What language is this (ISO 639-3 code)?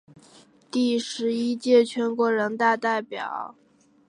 zho